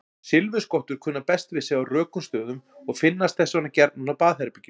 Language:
Icelandic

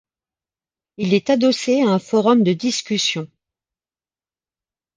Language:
French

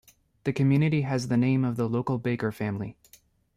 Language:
English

